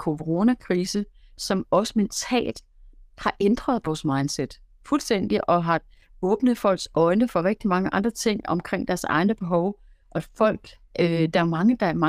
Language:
Danish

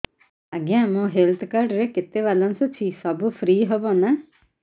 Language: Odia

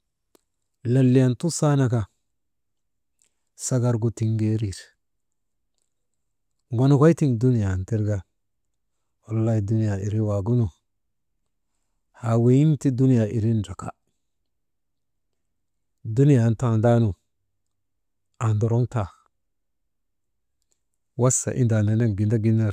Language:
Maba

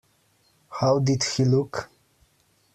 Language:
English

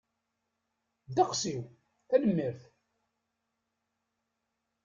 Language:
Kabyle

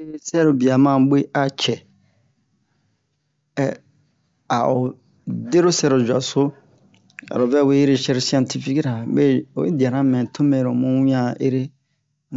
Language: Bomu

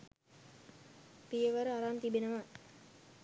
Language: Sinhala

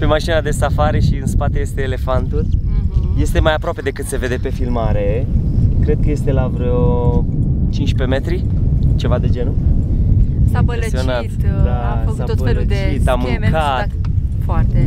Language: Romanian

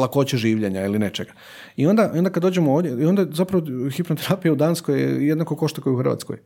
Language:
Croatian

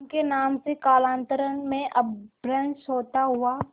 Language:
Hindi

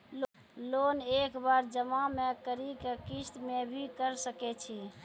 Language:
Maithili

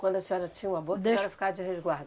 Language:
Portuguese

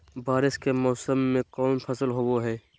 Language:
Magahi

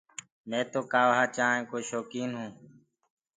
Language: Gurgula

